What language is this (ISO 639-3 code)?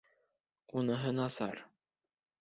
bak